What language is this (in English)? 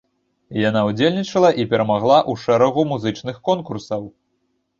Belarusian